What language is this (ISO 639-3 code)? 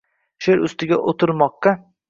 uzb